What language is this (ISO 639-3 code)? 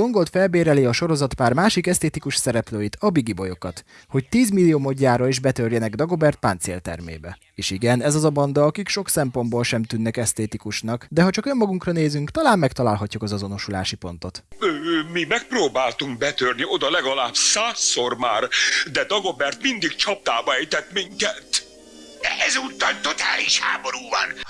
hun